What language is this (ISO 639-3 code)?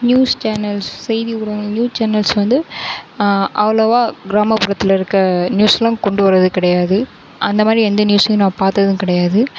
tam